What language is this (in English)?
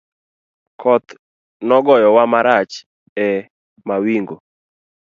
Luo (Kenya and Tanzania)